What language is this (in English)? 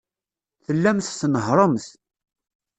Kabyle